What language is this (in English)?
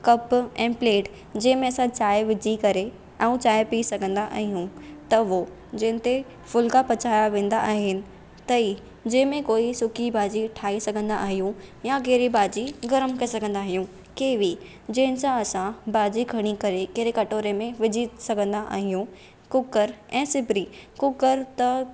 Sindhi